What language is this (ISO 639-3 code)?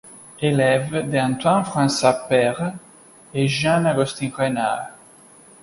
fra